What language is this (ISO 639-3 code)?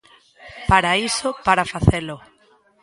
glg